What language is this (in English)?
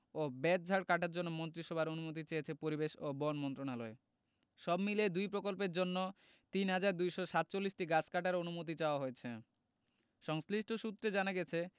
Bangla